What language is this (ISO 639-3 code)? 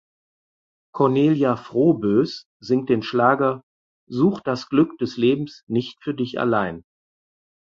deu